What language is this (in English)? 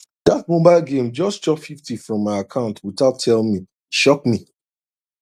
Nigerian Pidgin